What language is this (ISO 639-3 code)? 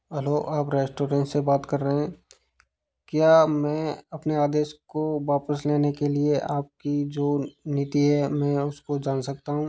hin